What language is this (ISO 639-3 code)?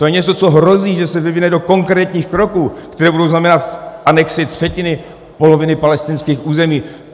ces